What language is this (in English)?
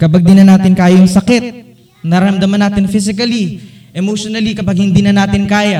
Filipino